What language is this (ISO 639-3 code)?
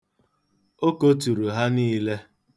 ibo